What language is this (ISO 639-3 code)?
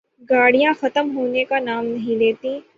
urd